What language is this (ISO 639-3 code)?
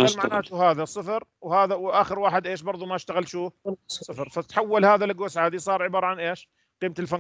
ara